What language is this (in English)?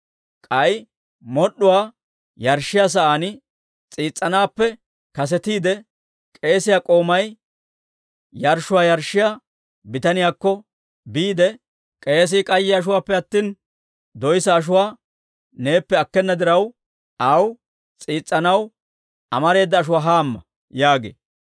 Dawro